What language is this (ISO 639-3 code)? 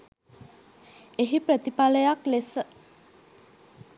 sin